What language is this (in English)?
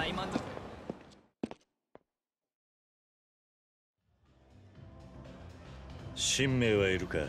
Japanese